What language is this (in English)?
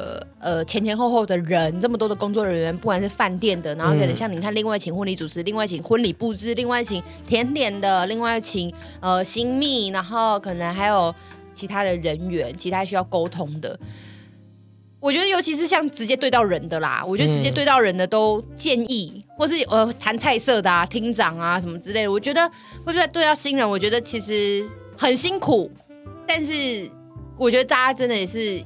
Chinese